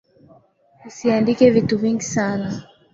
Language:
Swahili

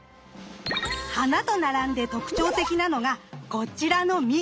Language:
Japanese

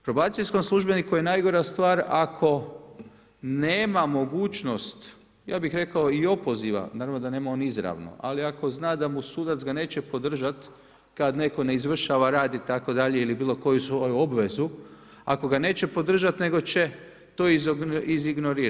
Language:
Croatian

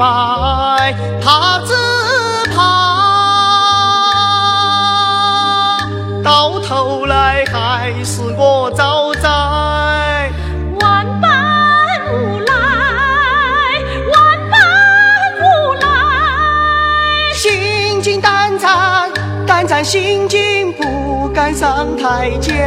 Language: Chinese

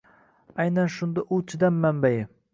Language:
Uzbek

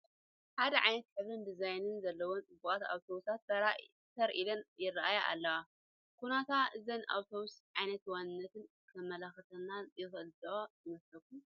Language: Tigrinya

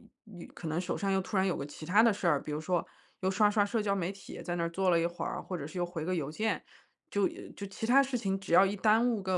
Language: Chinese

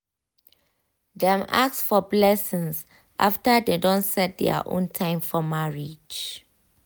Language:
Nigerian Pidgin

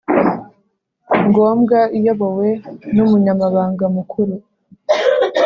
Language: Kinyarwanda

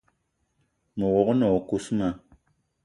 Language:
Eton (Cameroon)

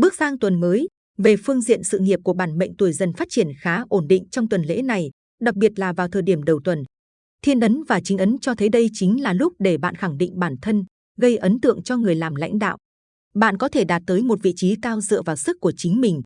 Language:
Vietnamese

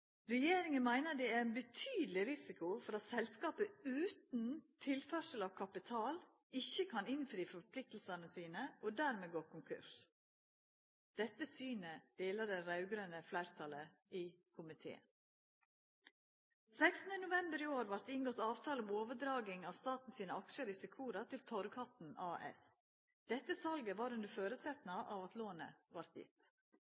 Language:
Norwegian Nynorsk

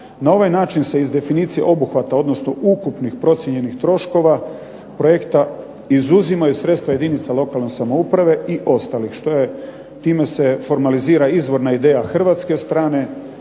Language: Croatian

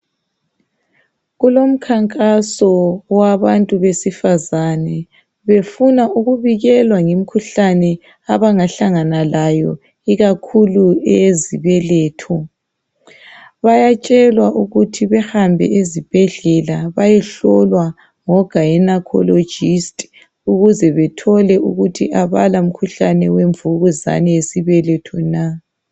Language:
North Ndebele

